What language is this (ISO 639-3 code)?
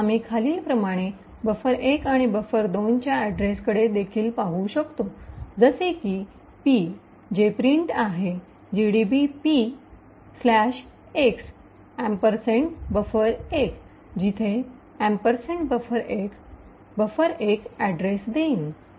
mar